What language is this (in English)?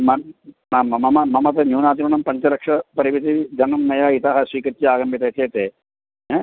Sanskrit